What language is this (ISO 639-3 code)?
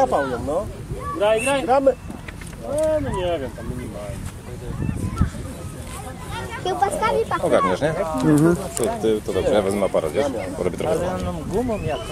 pol